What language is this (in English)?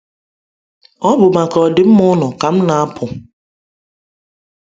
Igbo